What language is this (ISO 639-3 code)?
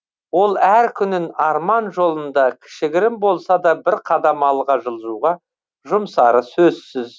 kaz